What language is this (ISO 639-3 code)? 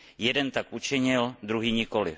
ces